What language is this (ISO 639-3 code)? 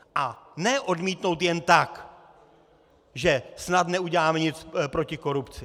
ces